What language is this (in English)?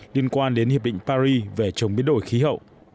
Vietnamese